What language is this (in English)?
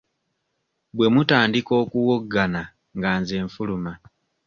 Ganda